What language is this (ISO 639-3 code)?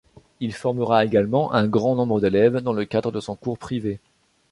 fra